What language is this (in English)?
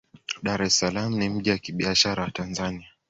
Swahili